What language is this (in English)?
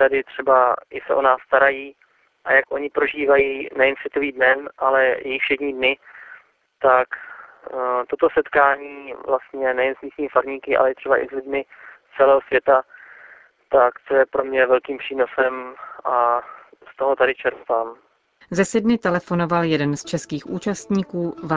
Czech